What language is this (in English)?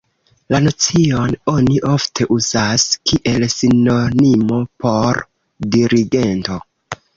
Esperanto